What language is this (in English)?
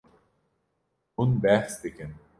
Kurdish